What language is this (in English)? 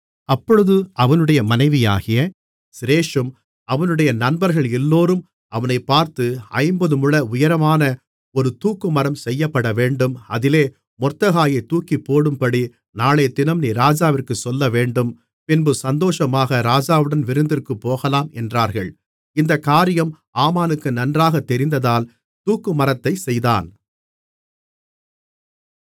Tamil